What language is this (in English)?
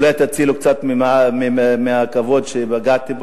Hebrew